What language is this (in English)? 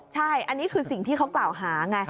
Thai